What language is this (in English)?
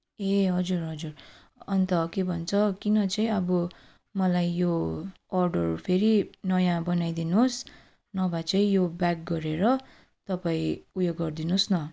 Nepali